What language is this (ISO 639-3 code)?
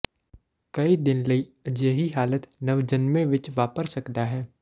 pan